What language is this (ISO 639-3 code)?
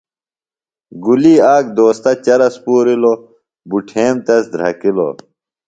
phl